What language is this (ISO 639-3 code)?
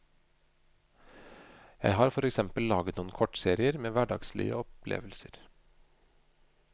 nor